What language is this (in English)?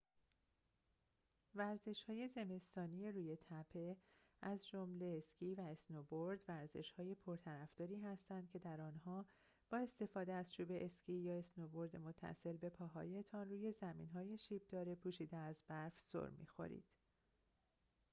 Persian